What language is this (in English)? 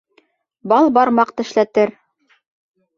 Bashkir